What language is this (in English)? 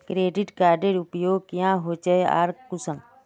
Magahi